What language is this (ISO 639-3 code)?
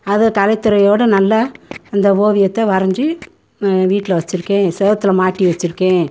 tam